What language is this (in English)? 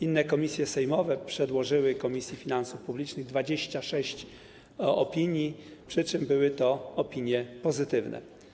Polish